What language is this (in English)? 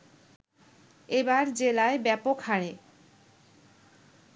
Bangla